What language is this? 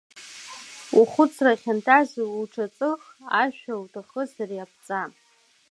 Abkhazian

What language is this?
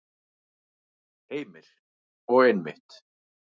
Icelandic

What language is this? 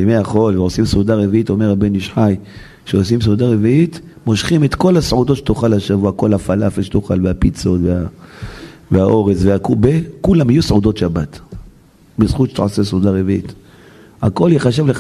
Hebrew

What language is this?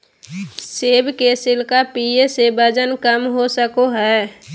Magahi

